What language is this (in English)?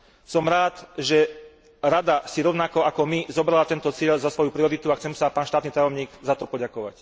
Slovak